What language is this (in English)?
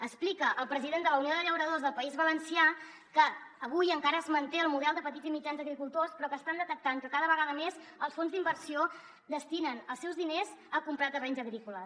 Catalan